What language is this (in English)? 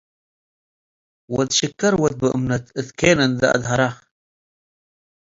Tigre